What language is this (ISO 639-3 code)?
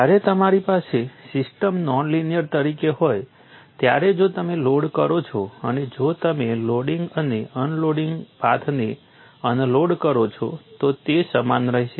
guj